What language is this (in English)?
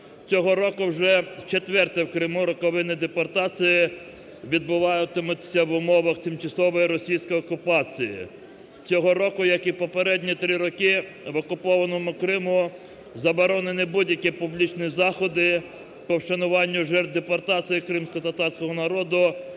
Ukrainian